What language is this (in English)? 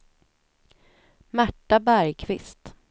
Swedish